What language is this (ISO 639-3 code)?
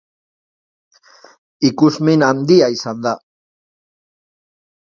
eus